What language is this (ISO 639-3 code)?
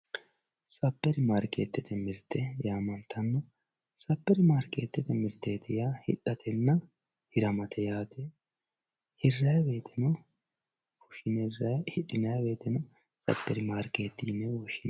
sid